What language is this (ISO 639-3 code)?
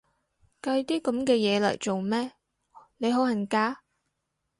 yue